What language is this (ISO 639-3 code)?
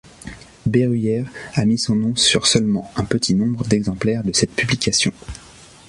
fra